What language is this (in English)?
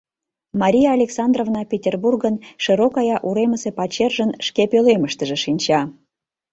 Mari